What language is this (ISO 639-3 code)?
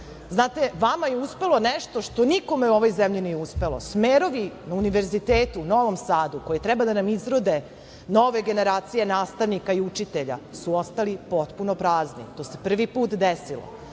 srp